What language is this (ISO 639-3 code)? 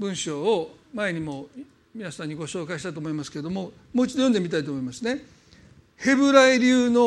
jpn